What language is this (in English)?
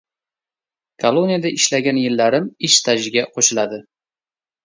Uzbek